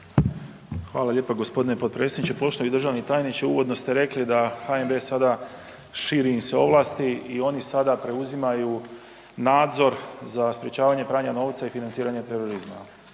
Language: Croatian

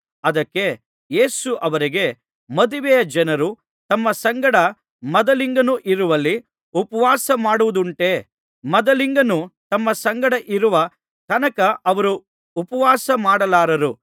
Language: Kannada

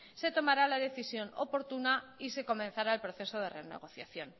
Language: Spanish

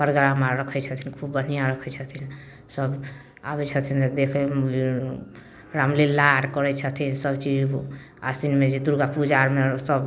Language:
Maithili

